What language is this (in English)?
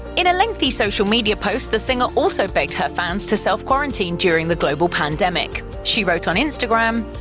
English